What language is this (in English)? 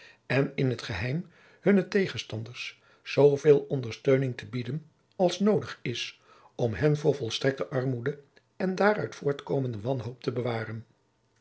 Dutch